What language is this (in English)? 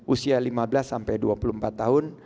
Indonesian